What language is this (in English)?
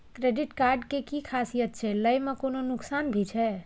Maithili